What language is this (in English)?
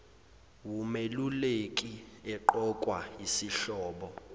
Zulu